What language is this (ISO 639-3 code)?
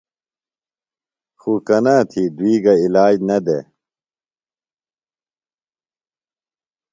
phl